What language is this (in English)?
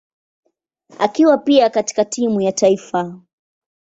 Swahili